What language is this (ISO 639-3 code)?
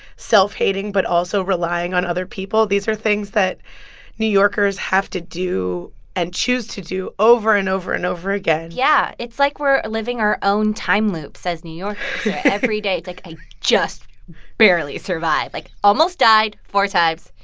eng